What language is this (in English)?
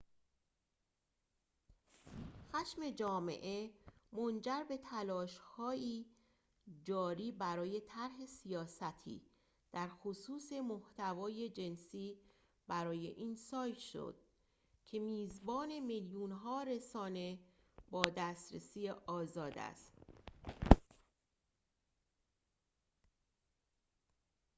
Persian